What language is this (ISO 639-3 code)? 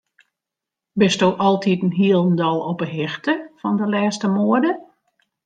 fry